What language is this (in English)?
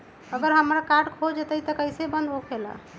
Magahi